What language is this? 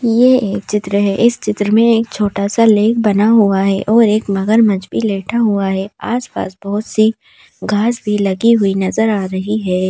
Hindi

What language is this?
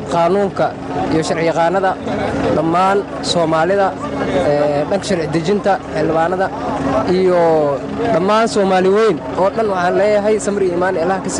Arabic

